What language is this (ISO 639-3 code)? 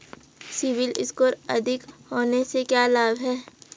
hin